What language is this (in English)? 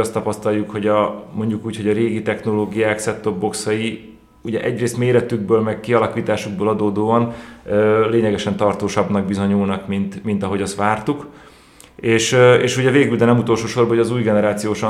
Hungarian